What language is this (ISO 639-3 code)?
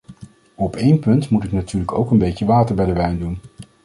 nld